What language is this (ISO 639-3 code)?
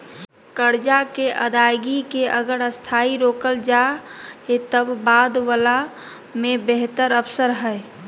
mag